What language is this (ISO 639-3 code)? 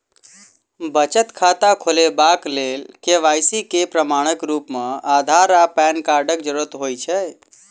mai